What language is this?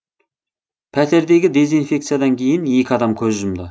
Kazakh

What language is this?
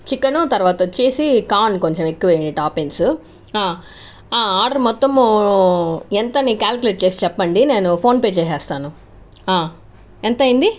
Telugu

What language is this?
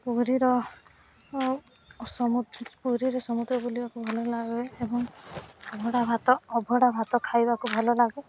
Odia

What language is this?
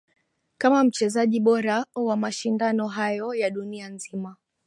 Swahili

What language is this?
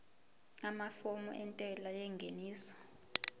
Zulu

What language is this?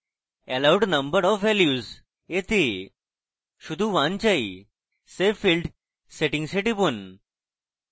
Bangla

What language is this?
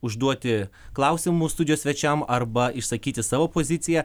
Lithuanian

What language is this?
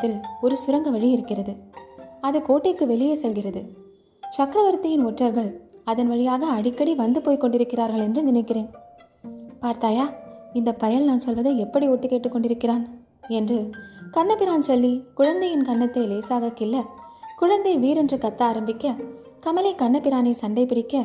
Tamil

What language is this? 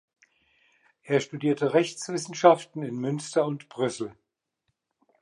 German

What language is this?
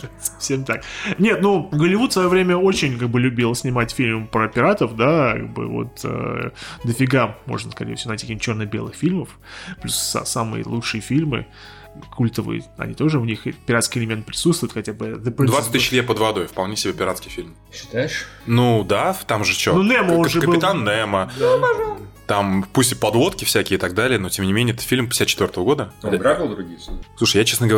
Russian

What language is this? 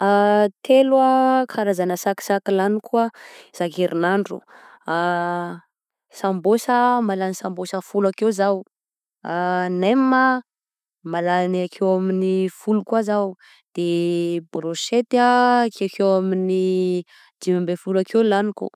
Southern Betsimisaraka Malagasy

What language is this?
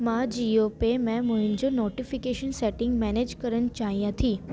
Sindhi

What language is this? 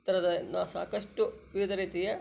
Kannada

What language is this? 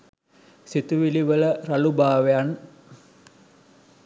Sinhala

